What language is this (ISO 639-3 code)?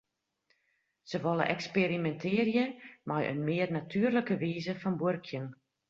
fry